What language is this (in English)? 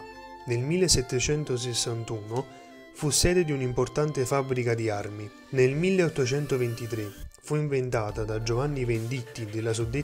Italian